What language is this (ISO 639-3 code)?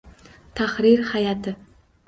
uzb